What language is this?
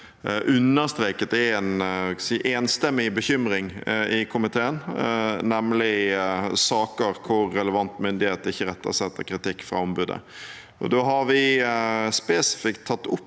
Norwegian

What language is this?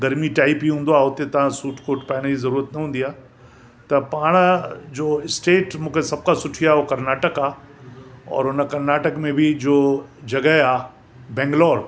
Sindhi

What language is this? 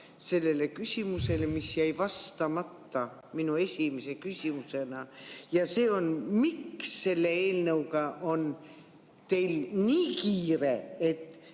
Estonian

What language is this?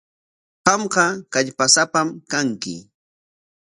Corongo Ancash Quechua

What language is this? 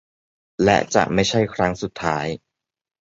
Thai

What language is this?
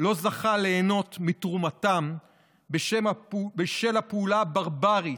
Hebrew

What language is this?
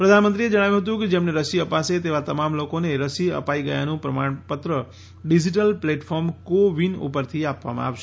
Gujarati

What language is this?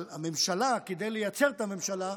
Hebrew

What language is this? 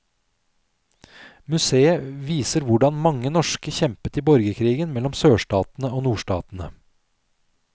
Norwegian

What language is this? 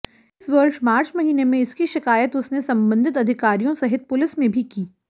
Hindi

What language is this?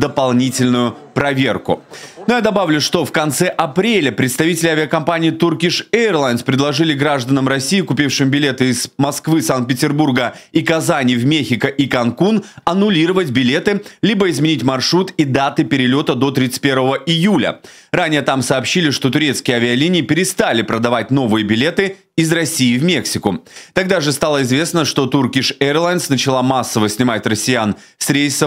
Russian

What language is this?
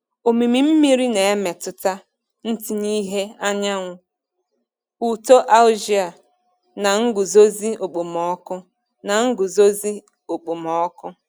Igbo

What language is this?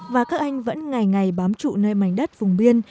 Vietnamese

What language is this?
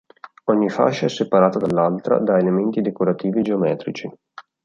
Italian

